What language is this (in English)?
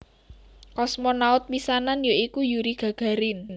Javanese